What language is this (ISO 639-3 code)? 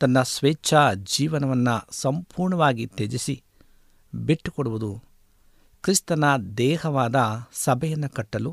kan